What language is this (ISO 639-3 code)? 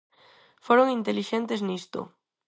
glg